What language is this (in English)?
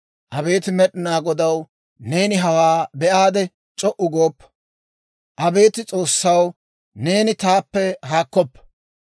Dawro